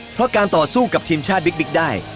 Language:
Thai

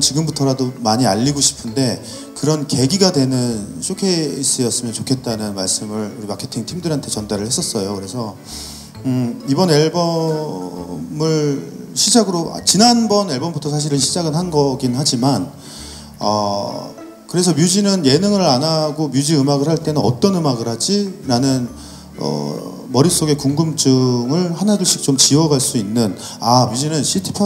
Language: Korean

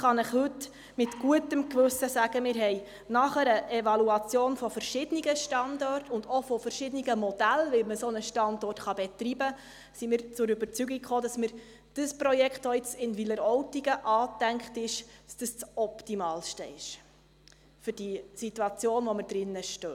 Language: Swiss German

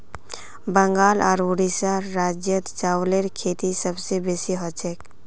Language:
Magahi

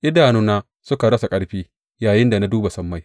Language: Hausa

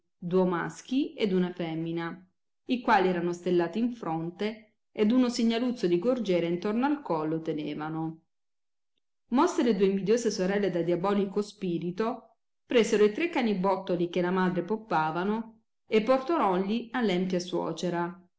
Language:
Italian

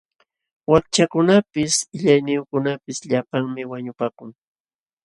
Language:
Jauja Wanca Quechua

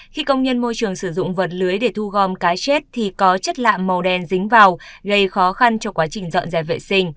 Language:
Vietnamese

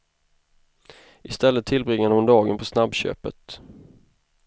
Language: Swedish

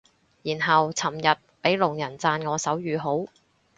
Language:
Cantonese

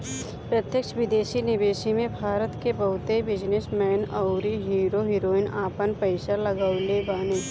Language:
Bhojpuri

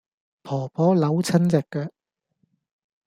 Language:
Cantonese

